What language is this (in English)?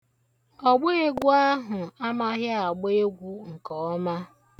Igbo